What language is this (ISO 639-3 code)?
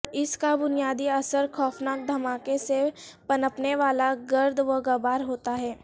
urd